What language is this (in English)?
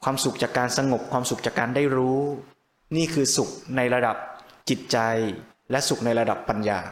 Thai